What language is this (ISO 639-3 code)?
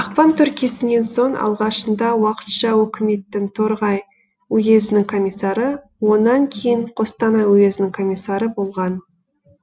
kaz